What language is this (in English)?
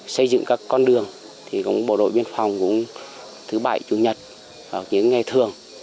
Vietnamese